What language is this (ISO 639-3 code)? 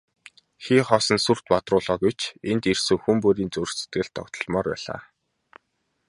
mon